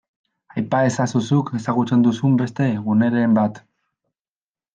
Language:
Basque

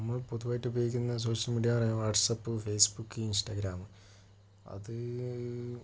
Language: Malayalam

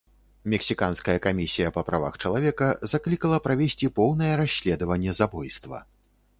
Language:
Belarusian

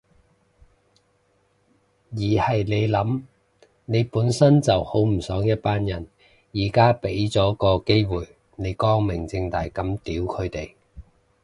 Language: Cantonese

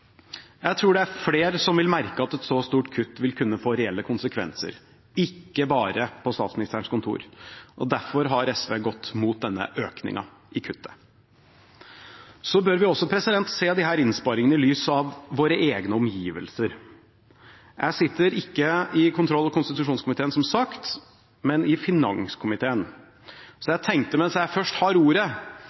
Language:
Norwegian Bokmål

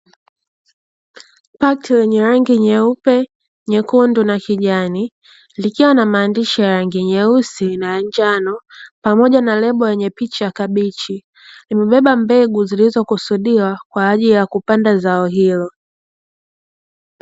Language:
Swahili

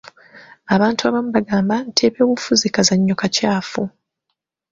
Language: Ganda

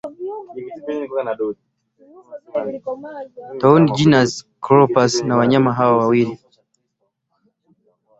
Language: Swahili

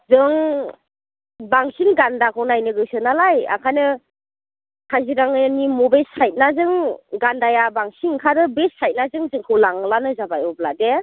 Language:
Bodo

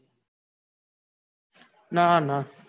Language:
Gujarati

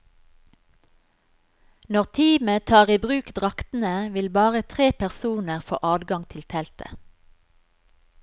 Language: Norwegian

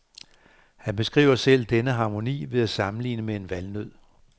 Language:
Danish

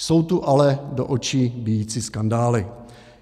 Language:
Czech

